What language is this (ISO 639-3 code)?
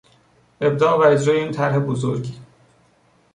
fas